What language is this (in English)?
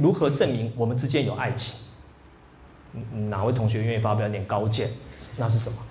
Chinese